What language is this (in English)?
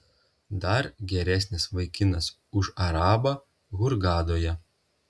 Lithuanian